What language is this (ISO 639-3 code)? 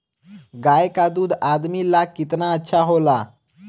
bho